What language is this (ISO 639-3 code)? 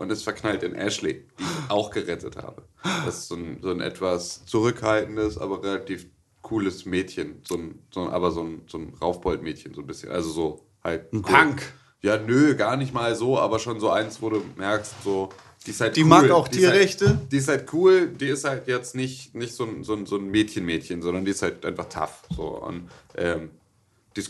deu